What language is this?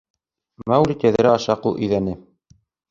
Bashkir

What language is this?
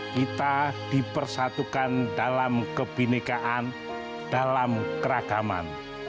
Indonesian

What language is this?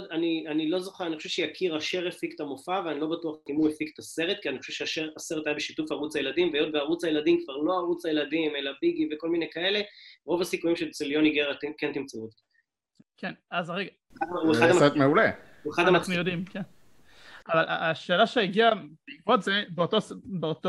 Hebrew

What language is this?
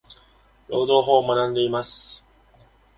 Japanese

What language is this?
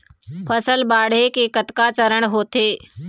Chhattisgarhi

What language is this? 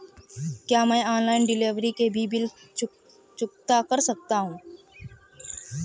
Hindi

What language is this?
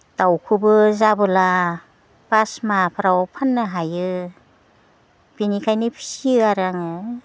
Bodo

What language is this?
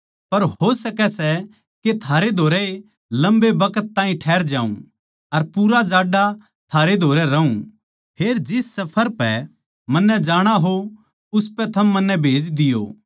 Haryanvi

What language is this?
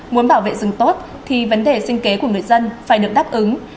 Vietnamese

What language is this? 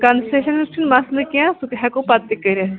Kashmiri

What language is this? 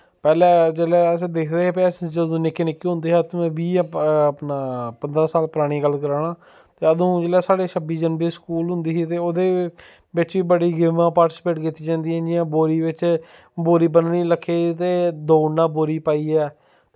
Dogri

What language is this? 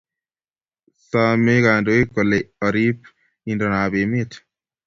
Kalenjin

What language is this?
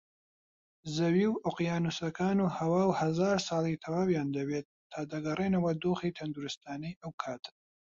Central Kurdish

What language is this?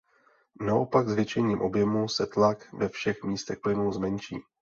Czech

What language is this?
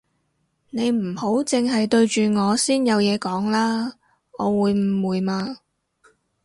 Cantonese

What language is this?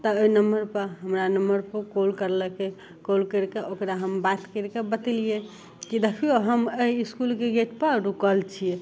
Maithili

